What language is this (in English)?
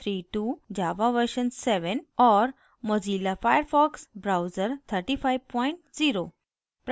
Hindi